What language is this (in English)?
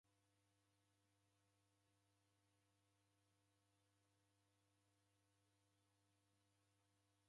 Taita